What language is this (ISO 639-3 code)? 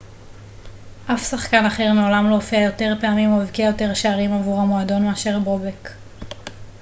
heb